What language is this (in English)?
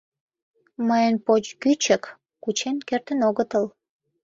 Mari